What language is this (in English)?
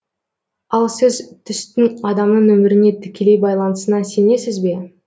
Kazakh